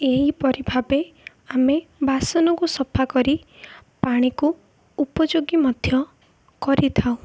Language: Odia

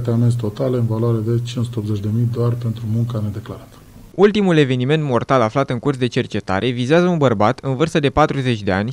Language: Romanian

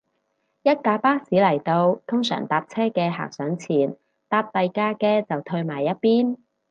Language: Cantonese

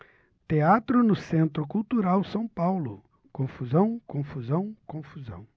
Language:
Portuguese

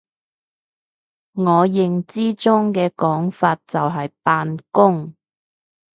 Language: Cantonese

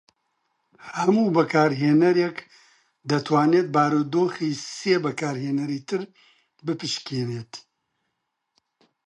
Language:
Central Kurdish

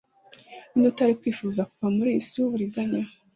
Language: Kinyarwanda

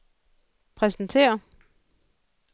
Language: Danish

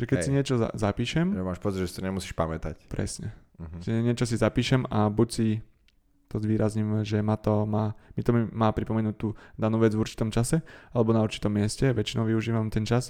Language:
Slovak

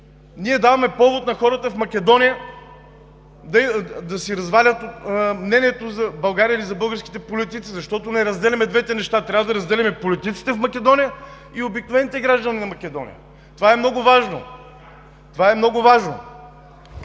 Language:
Bulgarian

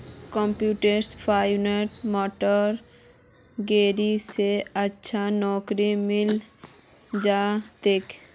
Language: Magahi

